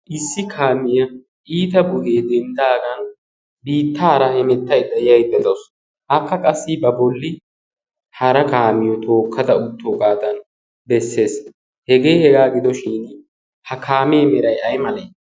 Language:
Wolaytta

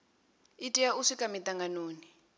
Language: Venda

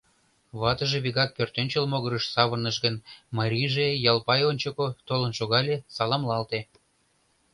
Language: Mari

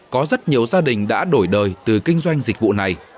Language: Vietnamese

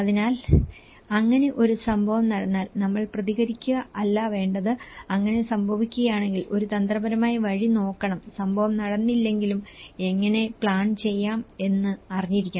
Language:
Malayalam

